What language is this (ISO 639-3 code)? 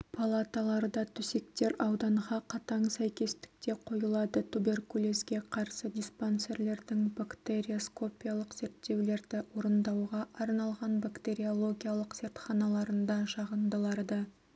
kaz